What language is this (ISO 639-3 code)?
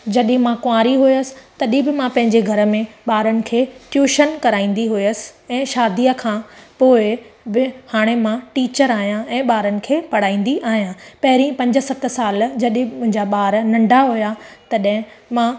snd